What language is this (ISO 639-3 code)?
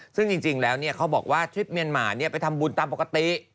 tha